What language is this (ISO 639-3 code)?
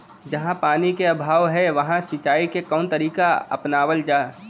bho